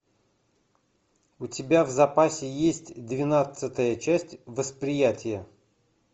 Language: Russian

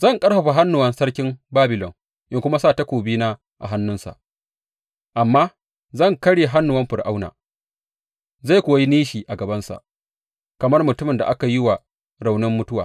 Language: Hausa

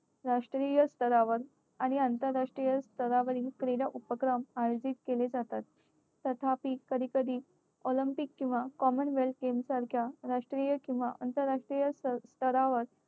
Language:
Marathi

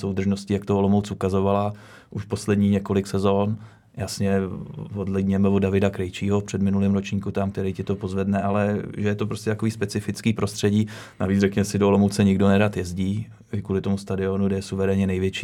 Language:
Czech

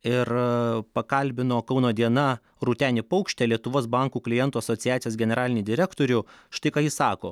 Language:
Lithuanian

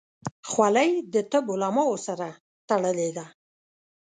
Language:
Pashto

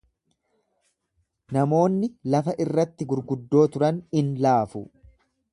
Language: Oromo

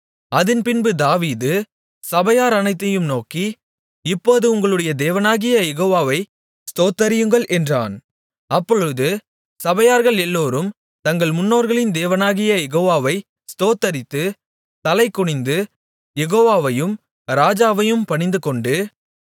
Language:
Tamil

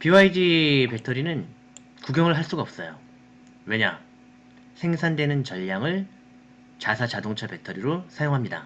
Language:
Korean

